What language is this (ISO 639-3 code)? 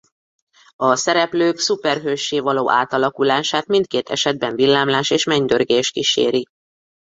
hun